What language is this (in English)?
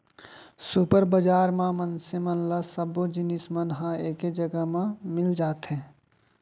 Chhattisgarhi